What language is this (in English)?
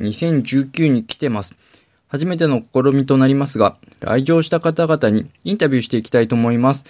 Japanese